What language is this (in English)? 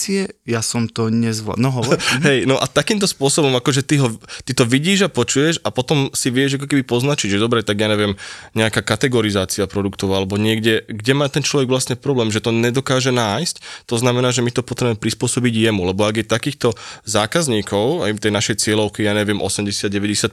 Slovak